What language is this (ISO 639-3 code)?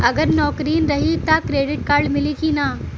bho